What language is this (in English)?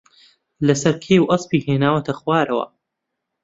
Central Kurdish